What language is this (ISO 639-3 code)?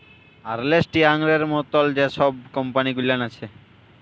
ben